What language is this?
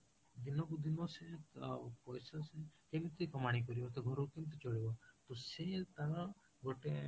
Odia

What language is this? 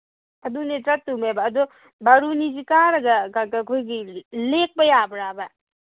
Manipuri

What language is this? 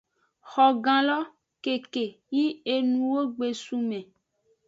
Aja (Benin)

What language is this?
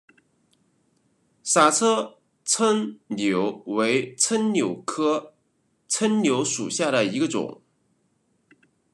Chinese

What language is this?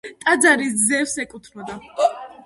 Georgian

